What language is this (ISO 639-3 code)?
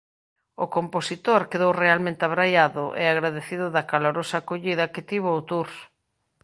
glg